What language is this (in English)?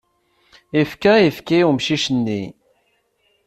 Kabyle